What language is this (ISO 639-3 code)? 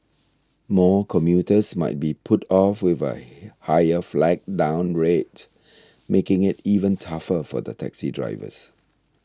eng